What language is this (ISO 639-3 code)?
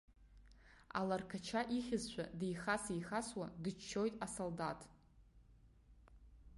abk